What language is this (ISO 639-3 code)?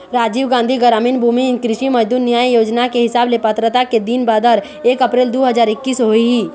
hne